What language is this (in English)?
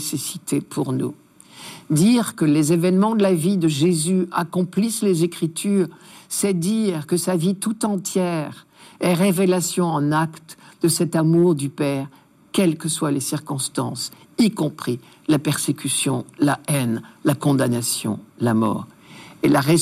French